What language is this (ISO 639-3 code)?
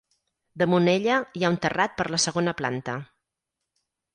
cat